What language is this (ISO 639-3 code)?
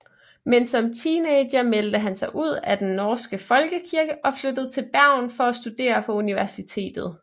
dan